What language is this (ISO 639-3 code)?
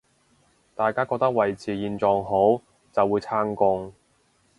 yue